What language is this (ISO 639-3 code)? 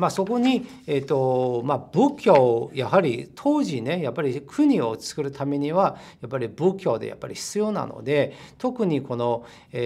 jpn